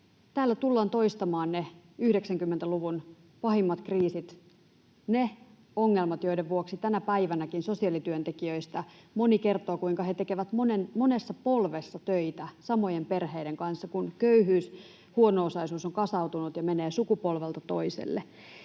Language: Finnish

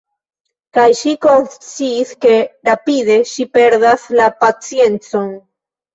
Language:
Esperanto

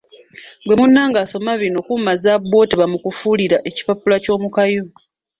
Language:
Ganda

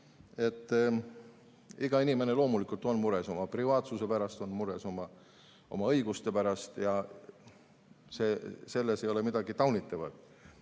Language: Estonian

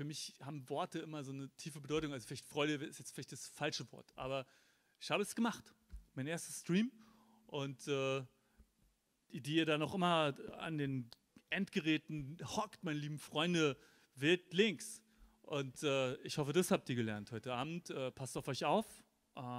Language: German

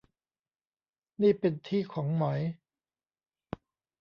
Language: Thai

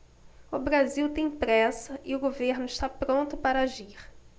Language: Portuguese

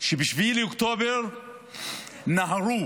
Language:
Hebrew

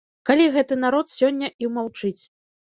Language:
Belarusian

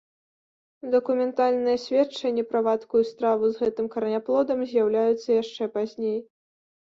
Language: Belarusian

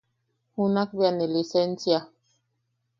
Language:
Yaqui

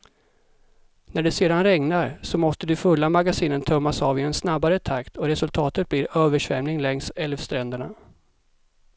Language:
Swedish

